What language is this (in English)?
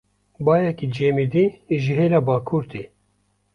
Kurdish